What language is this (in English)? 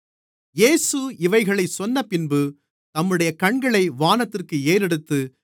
Tamil